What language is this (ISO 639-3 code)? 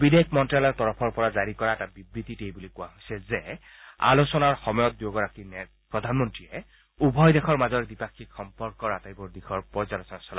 asm